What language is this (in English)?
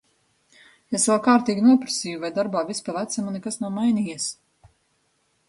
Latvian